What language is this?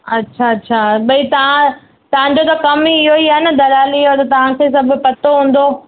Sindhi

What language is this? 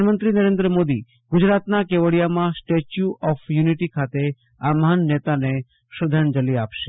Gujarati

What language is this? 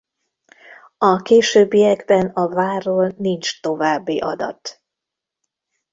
Hungarian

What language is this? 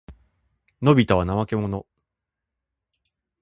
Japanese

